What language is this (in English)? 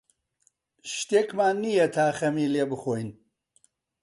Central Kurdish